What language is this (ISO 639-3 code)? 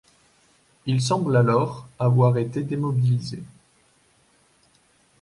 fra